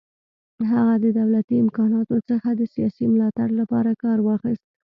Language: Pashto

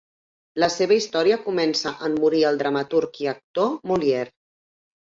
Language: Catalan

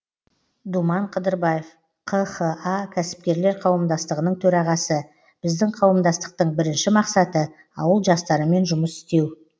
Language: Kazakh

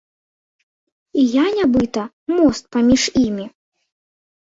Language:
Belarusian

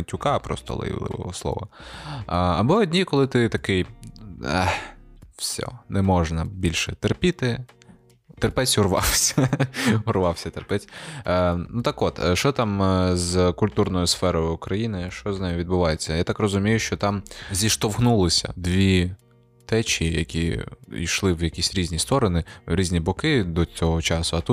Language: Ukrainian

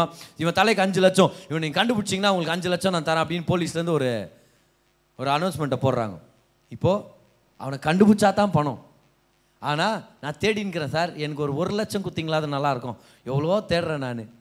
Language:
Tamil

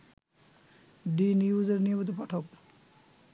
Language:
Bangla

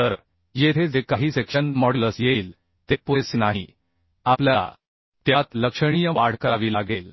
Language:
Marathi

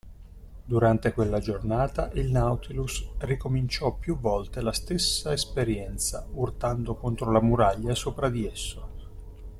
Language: Italian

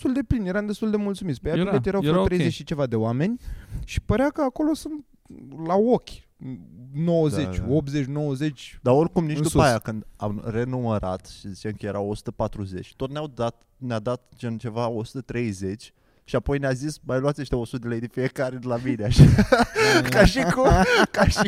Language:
Romanian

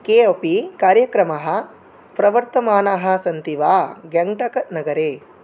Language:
Sanskrit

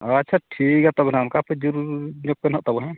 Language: Santali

